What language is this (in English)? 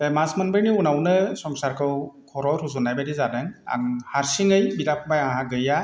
Bodo